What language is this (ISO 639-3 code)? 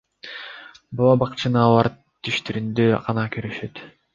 kir